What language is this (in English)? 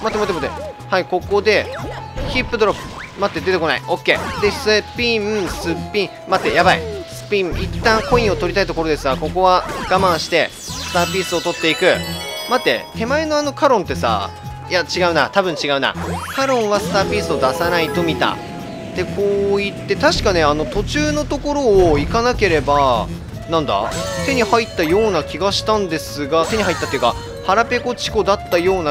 Japanese